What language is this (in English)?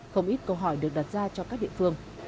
Vietnamese